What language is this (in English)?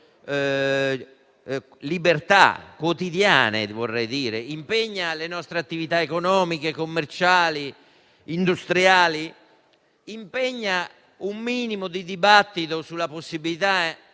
Italian